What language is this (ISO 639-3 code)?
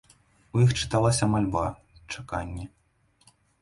bel